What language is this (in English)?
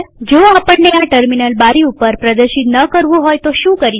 Gujarati